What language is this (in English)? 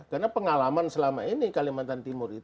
Indonesian